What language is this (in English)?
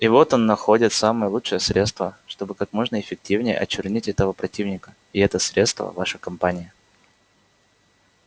Russian